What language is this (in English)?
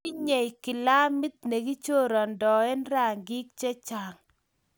Kalenjin